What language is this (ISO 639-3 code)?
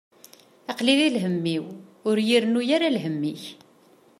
kab